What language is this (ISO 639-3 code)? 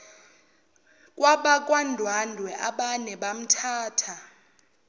zul